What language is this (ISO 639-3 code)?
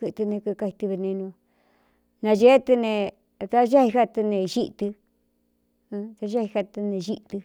xtu